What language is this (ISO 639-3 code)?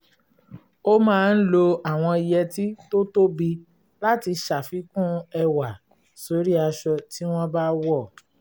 yor